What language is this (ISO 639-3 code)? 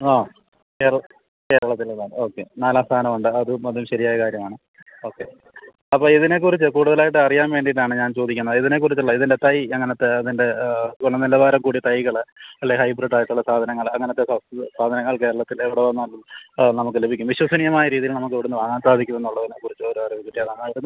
mal